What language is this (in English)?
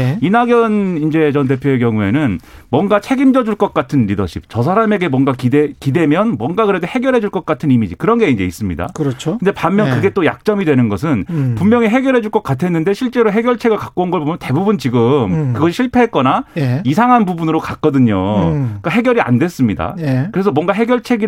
Korean